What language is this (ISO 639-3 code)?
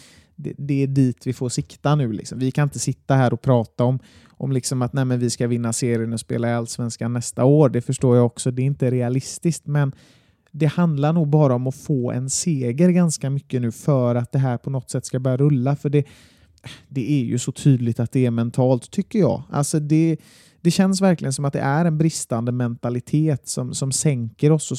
swe